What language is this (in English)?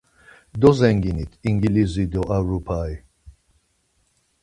Laz